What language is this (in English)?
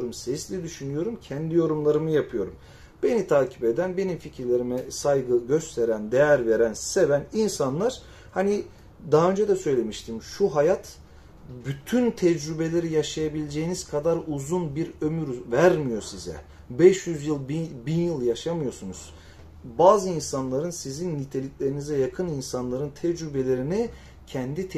Turkish